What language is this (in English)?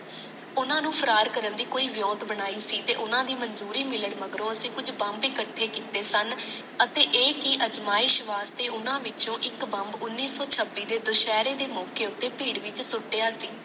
Punjabi